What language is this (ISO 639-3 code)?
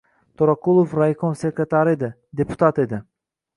uzb